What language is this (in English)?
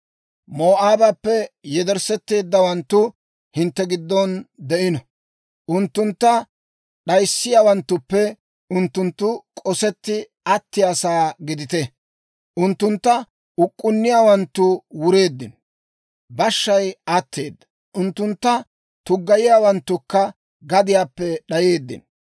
Dawro